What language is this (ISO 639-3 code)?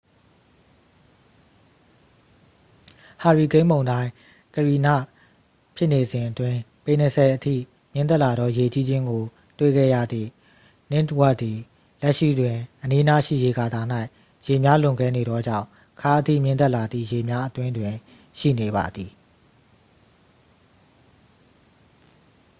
mya